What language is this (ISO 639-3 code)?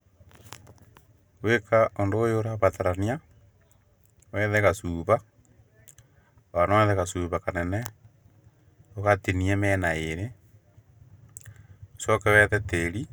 kik